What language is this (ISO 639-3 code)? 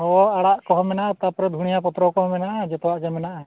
sat